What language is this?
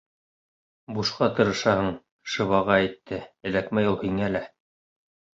Bashkir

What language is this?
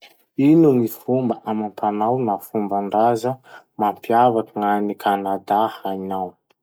Masikoro Malagasy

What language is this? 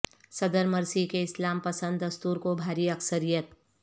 Urdu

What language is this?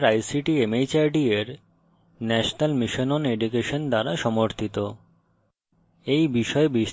Bangla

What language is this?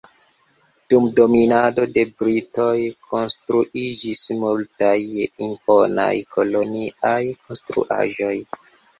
Esperanto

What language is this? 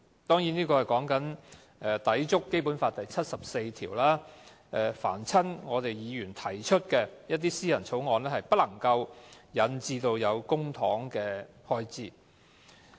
Cantonese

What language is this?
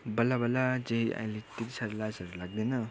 Nepali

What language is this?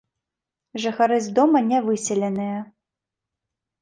Belarusian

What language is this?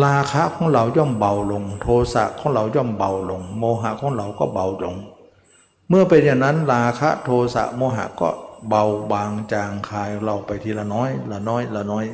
Thai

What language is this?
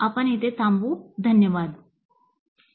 Marathi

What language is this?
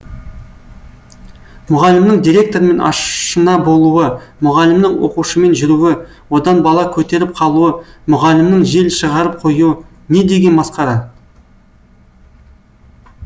Kazakh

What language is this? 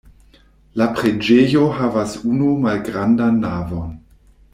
Esperanto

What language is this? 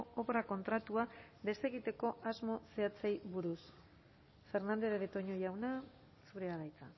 Basque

